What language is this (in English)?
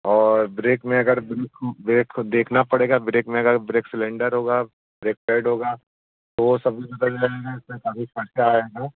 Hindi